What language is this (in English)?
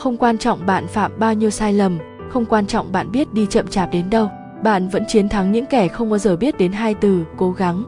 Vietnamese